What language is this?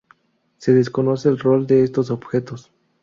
Spanish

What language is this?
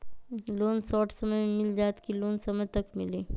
Magahi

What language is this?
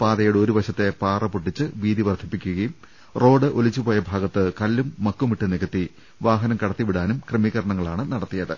Malayalam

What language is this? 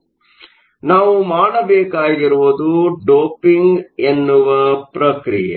Kannada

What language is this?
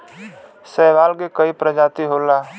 Bhojpuri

